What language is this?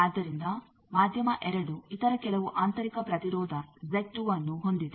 Kannada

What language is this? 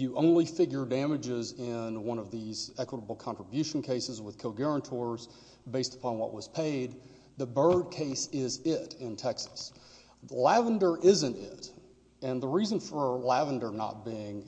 English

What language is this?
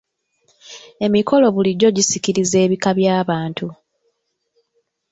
Ganda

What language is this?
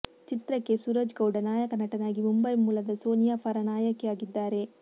Kannada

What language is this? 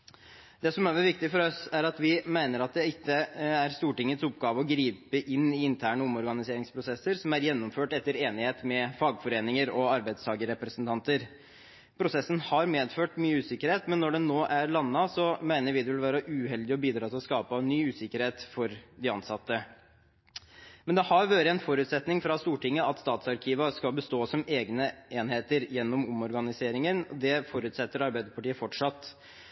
Norwegian Bokmål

